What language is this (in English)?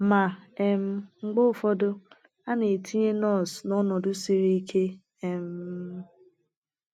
Igbo